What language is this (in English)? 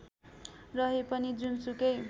Nepali